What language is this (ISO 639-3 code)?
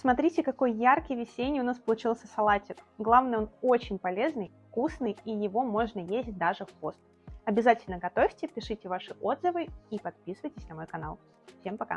rus